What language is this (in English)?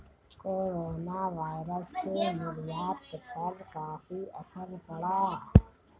Hindi